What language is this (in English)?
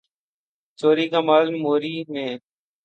Urdu